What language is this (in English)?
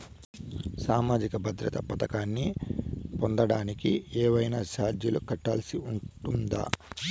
Telugu